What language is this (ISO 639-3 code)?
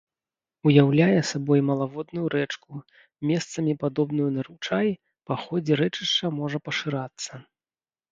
bel